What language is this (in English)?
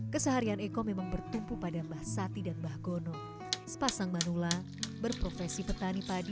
Indonesian